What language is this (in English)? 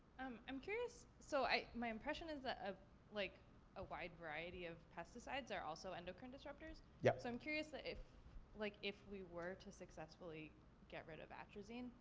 English